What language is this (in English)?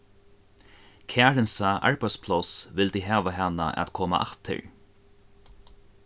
Faroese